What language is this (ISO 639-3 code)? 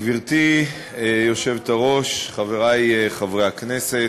heb